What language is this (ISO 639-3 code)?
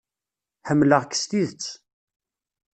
kab